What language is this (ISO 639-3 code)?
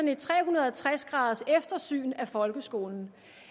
dan